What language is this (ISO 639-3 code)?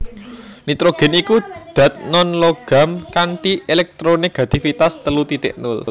jav